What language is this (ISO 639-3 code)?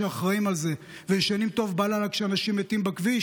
heb